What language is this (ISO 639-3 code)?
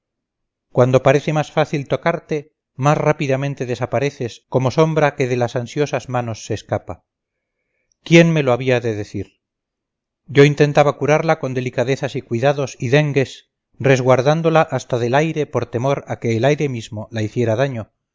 spa